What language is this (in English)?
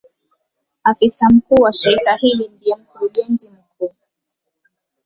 Swahili